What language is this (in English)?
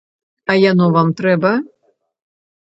Belarusian